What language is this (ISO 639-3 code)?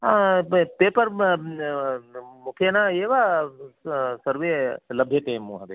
san